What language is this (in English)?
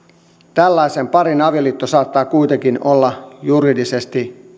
Finnish